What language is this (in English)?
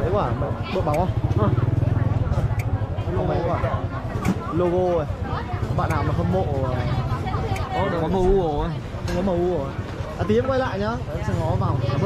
Vietnamese